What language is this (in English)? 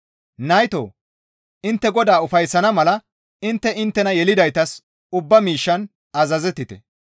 Gamo